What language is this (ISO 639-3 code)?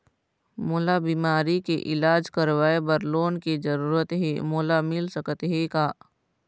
hne